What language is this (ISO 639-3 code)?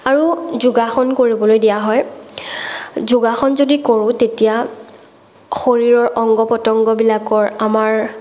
asm